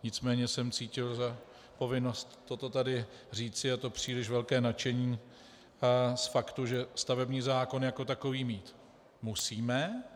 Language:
Czech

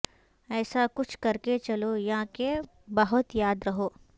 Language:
Urdu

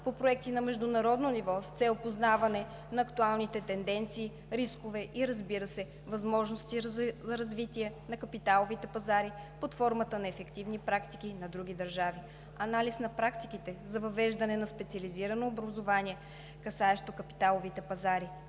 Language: Bulgarian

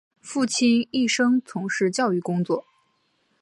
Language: Chinese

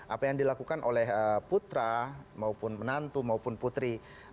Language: Indonesian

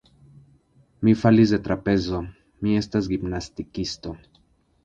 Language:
Esperanto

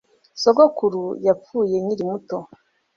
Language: Kinyarwanda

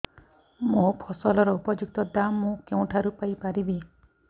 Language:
Odia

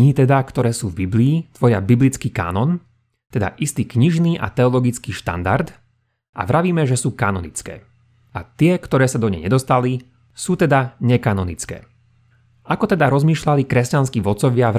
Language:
Slovak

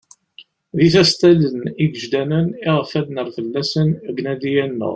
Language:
Kabyle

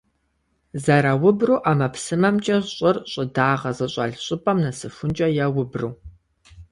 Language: Kabardian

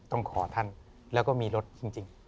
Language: Thai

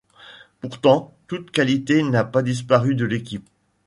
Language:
French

